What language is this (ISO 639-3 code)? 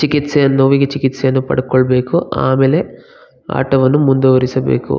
kan